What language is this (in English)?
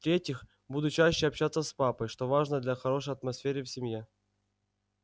Russian